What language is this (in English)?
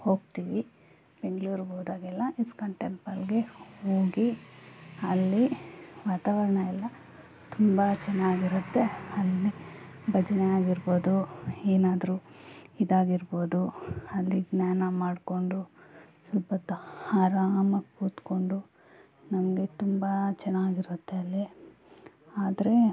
Kannada